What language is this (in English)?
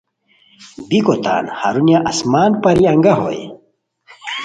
Khowar